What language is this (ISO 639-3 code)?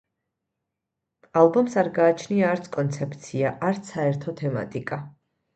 kat